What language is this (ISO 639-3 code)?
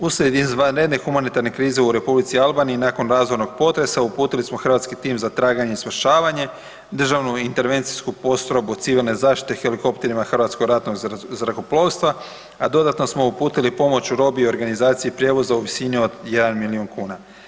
hrv